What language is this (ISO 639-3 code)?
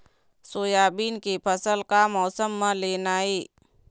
hne